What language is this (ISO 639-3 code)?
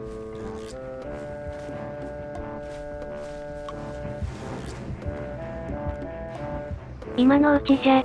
jpn